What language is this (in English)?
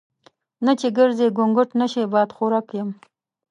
Pashto